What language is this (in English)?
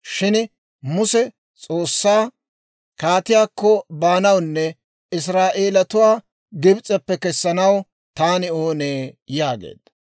Dawro